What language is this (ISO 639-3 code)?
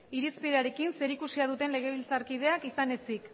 eus